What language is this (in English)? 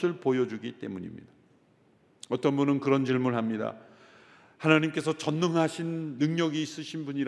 Korean